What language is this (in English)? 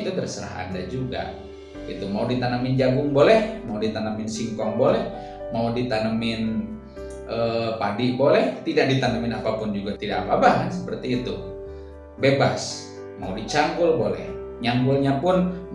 Indonesian